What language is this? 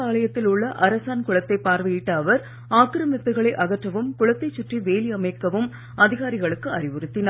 Tamil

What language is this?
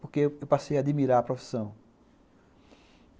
Portuguese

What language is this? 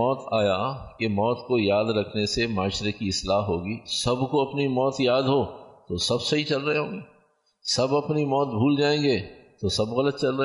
Urdu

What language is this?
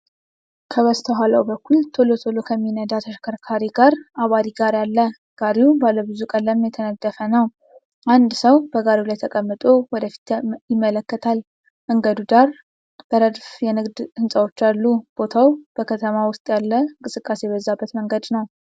Amharic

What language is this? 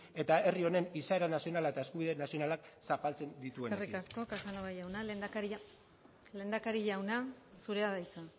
Basque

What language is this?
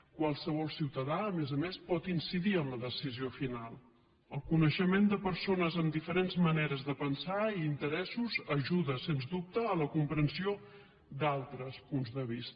Catalan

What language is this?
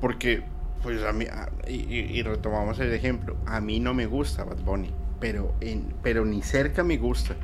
Spanish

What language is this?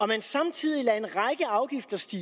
Danish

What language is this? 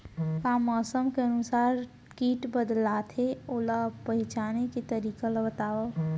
Chhattisgarhi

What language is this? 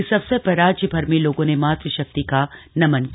Hindi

